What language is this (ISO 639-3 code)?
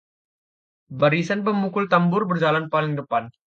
ind